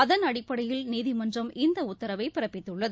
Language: Tamil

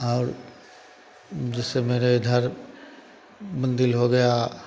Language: Hindi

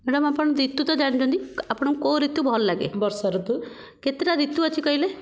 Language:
Odia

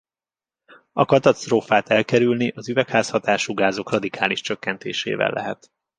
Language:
Hungarian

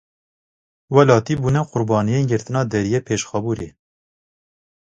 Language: Kurdish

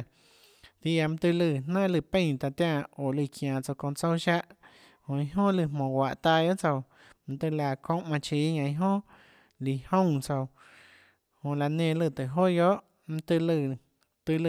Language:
Tlacoatzintepec Chinantec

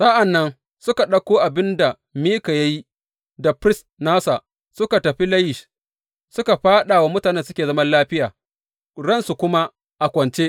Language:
Hausa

